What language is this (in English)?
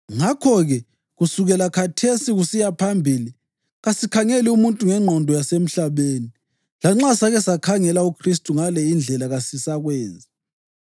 North Ndebele